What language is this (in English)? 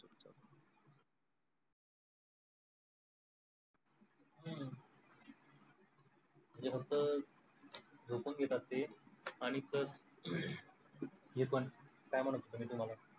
Marathi